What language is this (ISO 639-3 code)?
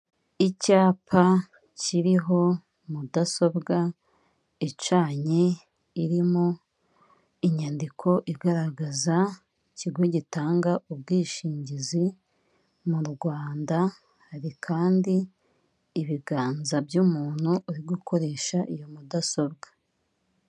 kin